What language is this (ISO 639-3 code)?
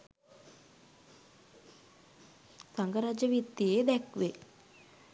sin